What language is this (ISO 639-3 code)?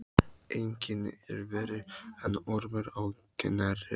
isl